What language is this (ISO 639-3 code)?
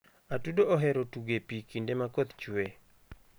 luo